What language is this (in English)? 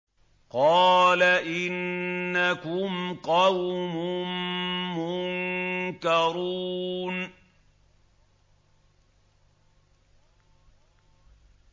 Arabic